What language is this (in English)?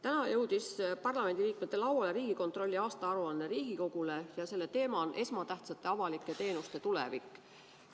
Estonian